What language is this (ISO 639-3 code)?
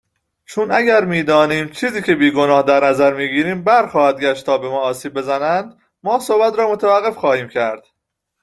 fas